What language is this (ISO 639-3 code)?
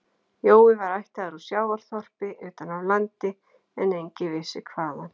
isl